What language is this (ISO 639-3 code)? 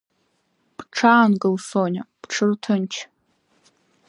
abk